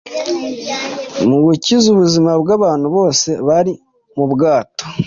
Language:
Kinyarwanda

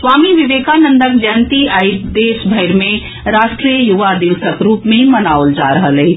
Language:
Maithili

